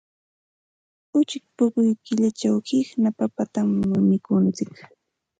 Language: Santa Ana de Tusi Pasco Quechua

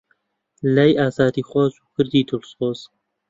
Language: Central Kurdish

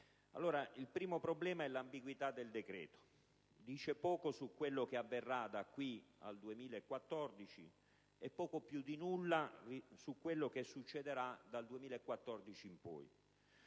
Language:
Italian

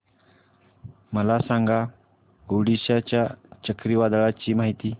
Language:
Marathi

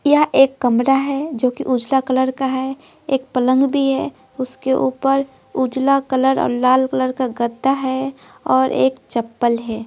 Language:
Hindi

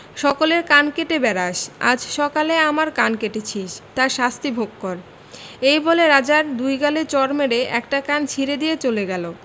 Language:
Bangla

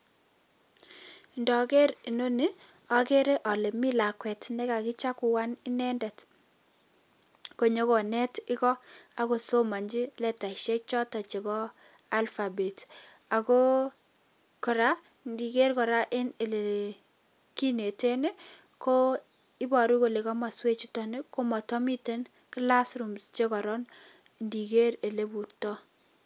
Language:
Kalenjin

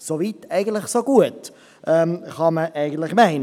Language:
Swiss German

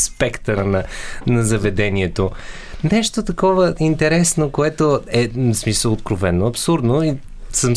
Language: Bulgarian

